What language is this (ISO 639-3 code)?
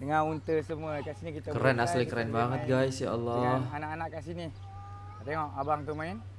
msa